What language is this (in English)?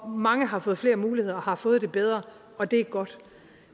Danish